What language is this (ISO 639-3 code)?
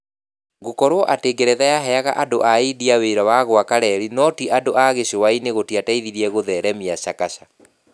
kik